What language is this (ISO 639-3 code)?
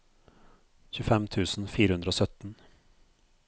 nor